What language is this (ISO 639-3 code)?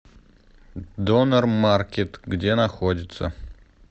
rus